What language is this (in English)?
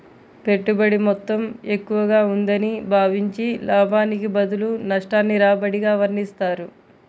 Telugu